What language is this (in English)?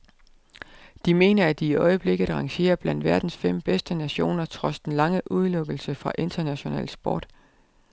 Danish